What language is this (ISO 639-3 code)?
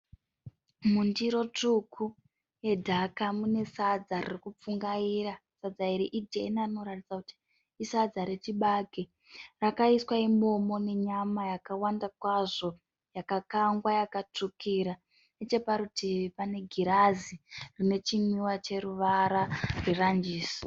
sna